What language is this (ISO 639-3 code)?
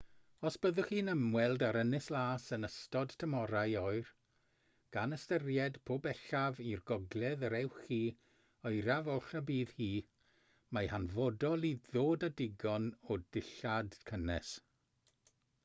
cym